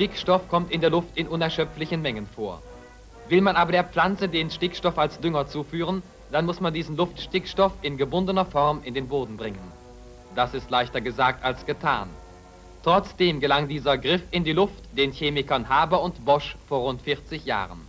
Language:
German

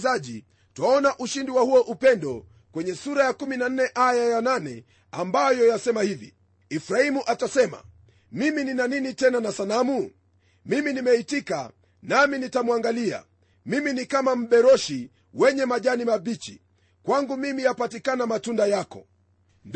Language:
Swahili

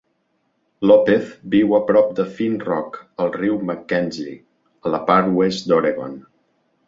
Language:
Catalan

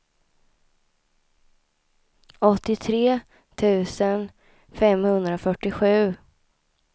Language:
Swedish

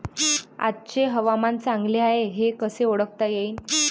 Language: Marathi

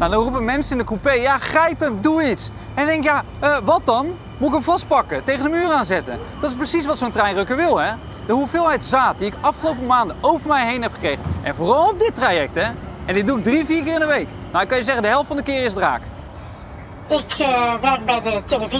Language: Dutch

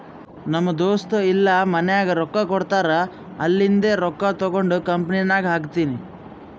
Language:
Kannada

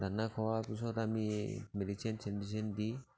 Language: Assamese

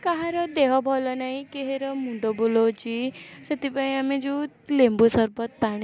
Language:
Odia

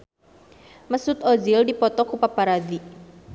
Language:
Sundanese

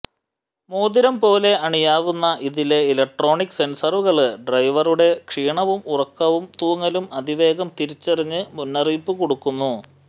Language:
Malayalam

